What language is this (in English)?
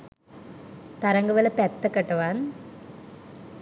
Sinhala